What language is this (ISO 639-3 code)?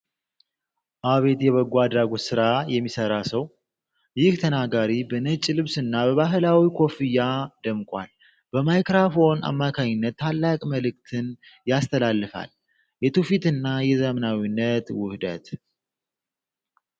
amh